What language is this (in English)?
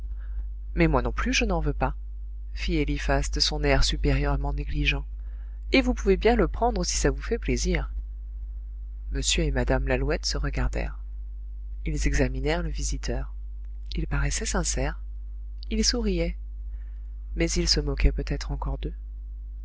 French